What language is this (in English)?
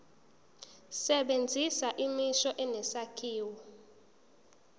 Zulu